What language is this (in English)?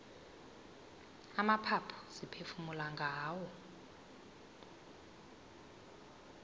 South Ndebele